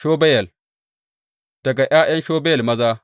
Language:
Hausa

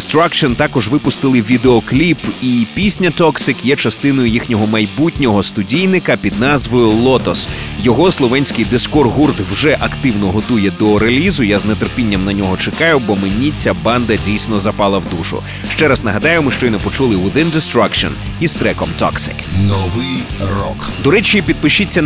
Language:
Ukrainian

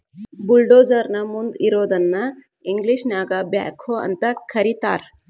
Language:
Kannada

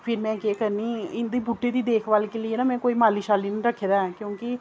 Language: Dogri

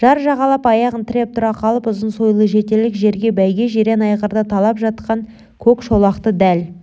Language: Kazakh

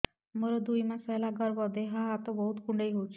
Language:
Odia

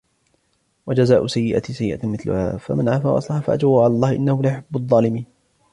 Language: Arabic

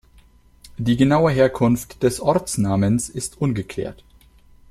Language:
German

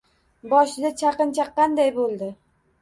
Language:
Uzbek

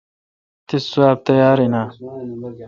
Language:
Kalkoti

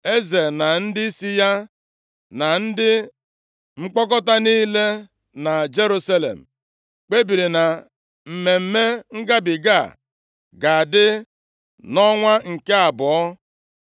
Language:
Igbo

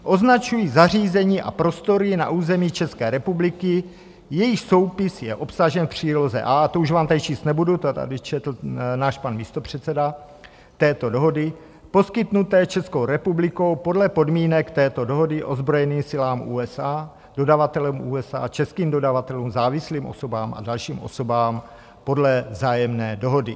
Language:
Czech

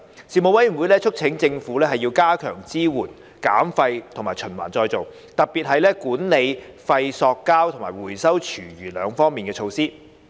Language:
Cantonese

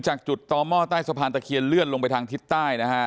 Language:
Thai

